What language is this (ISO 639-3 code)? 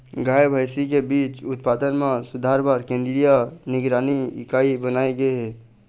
hne